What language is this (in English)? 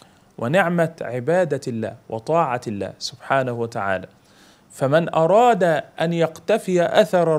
Arabic